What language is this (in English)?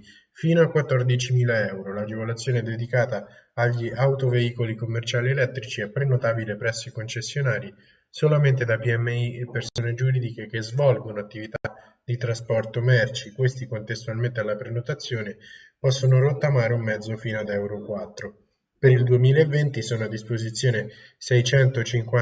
Italian